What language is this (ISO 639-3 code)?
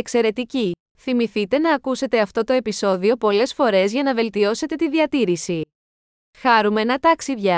ell